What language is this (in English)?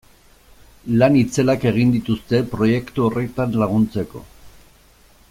Basque